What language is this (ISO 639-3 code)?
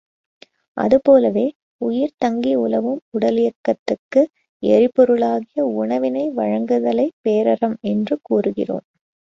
tam